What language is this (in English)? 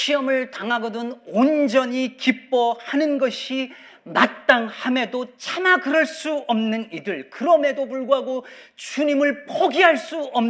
Korean